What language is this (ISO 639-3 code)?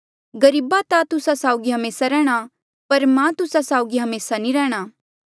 mjl